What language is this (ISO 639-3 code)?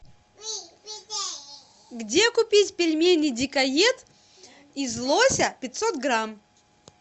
rus